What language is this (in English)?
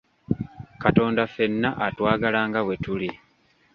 Ganda